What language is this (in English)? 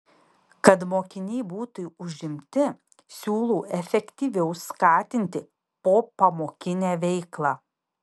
Lithuanian